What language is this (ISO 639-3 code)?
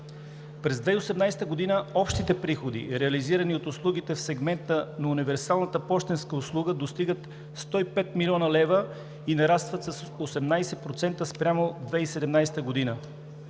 bul